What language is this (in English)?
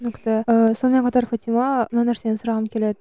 Kazakh